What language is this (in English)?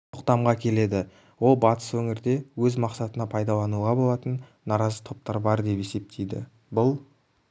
Kazakh